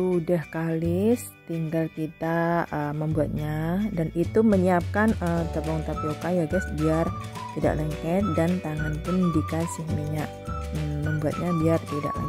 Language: Indonesian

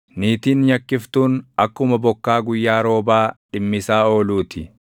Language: Oromo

